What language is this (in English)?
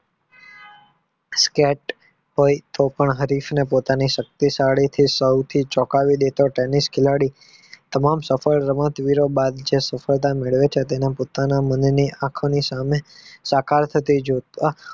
Gujarati